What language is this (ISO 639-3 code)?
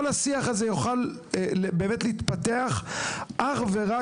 heb